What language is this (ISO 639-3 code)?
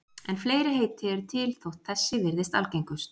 isl